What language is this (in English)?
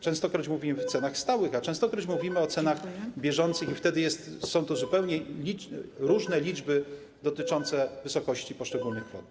Polish